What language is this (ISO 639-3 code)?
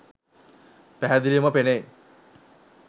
sin